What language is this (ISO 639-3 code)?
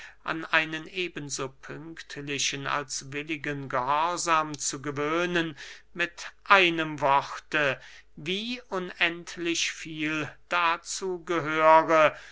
deu